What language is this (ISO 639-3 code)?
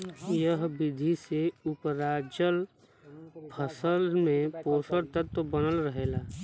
bho